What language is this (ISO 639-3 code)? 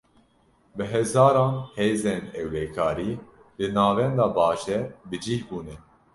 kur